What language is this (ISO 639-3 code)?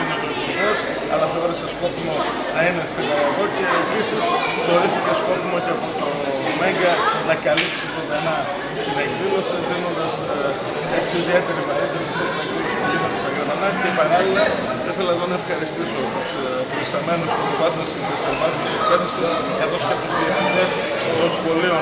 ell